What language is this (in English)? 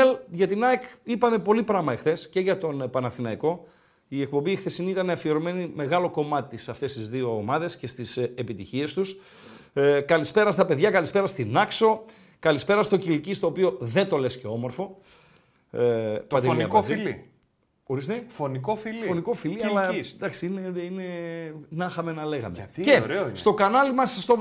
Greek